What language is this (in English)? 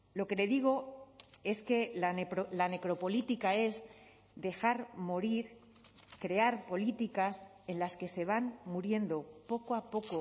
Spanish